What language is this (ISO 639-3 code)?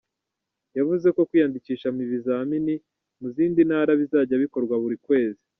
kin